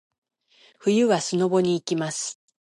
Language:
Japanese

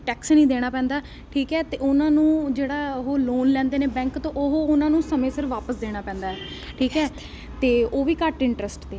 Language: Punjabi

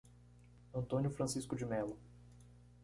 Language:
Portuguese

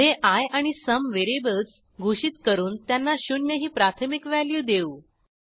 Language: Marathi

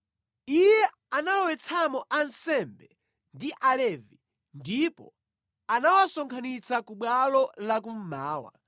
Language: Nyanja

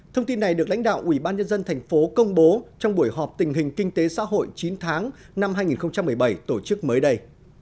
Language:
Vietnamese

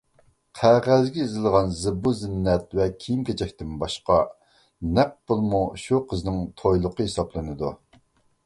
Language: Uyghur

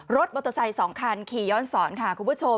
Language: Thai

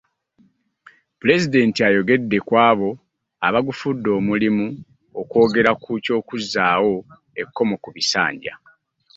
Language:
Ganda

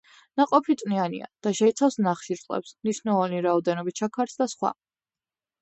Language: Georgian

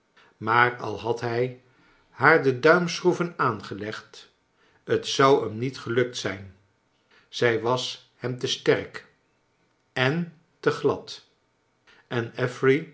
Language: Dutch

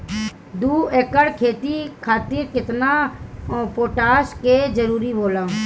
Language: Bhojpuri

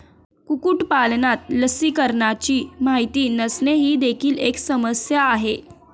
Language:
Marathi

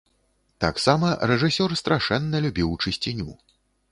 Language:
Belarusian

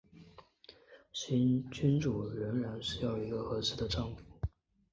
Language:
Chinese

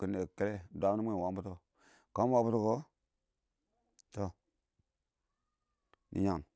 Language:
Awak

